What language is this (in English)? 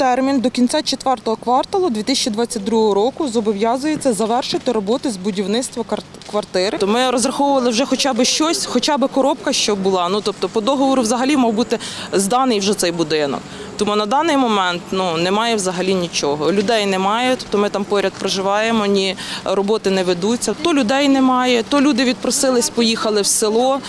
Ukrainian